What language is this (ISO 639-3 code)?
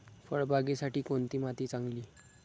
mar